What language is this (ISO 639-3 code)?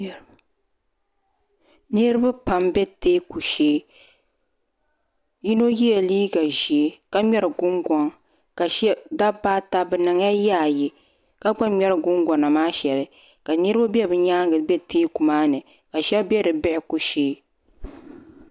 dag